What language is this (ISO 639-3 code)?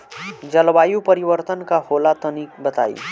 bho